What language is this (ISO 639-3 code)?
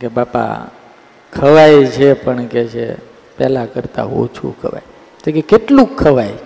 guj